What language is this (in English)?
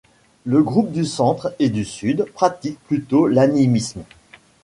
French